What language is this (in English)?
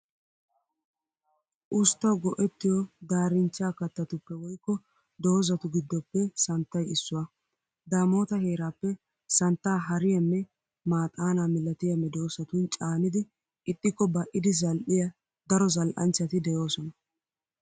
Wolaytta